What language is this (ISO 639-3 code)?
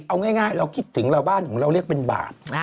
tha